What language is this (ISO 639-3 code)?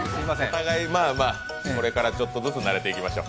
jpn